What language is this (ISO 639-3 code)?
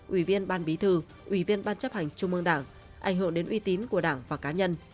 vie